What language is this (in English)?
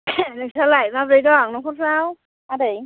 Bodo